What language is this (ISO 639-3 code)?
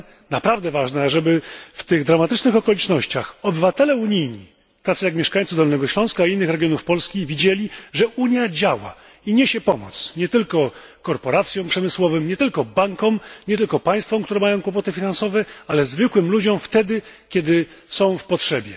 pol